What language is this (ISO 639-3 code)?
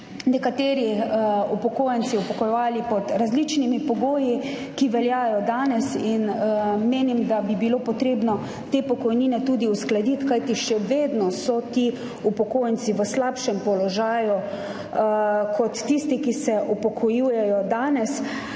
slv